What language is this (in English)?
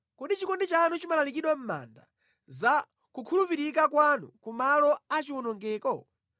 Nyanja